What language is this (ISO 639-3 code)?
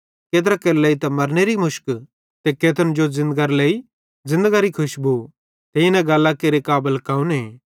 bhd